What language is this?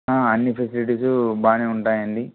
Telugu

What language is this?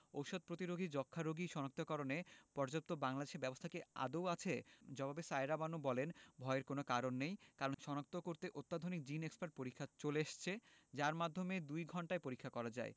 Bangla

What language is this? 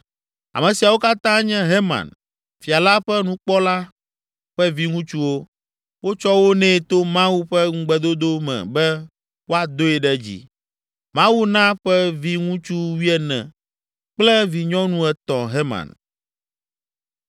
Ewe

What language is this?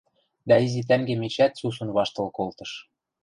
Western Mari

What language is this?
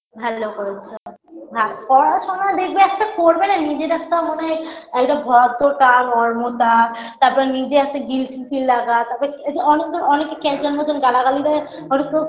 Bangla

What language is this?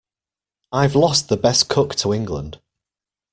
English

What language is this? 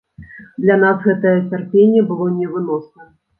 Belarusian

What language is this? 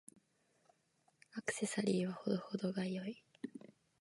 Japanese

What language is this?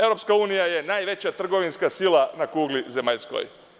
Serbian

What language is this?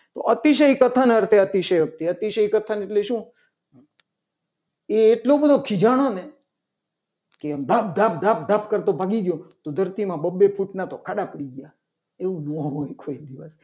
Gujarati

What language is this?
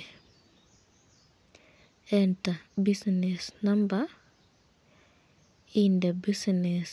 Kalenjin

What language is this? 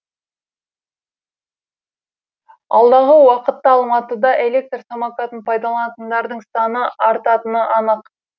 Kazakh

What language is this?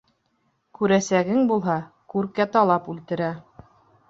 Bashkir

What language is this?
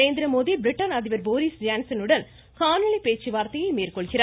Tamil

